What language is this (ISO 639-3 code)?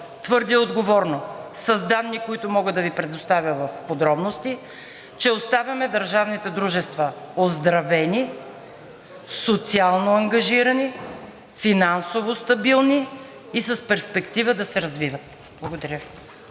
bul